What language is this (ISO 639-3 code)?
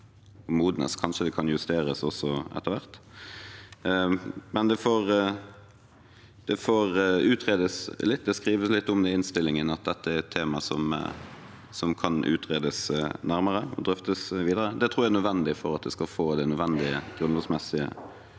nor